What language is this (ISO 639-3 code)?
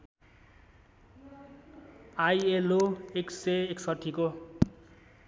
nep